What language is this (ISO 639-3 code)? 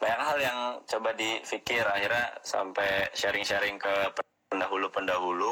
ind